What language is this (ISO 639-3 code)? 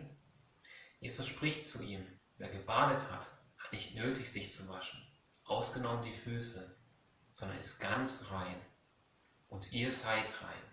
deu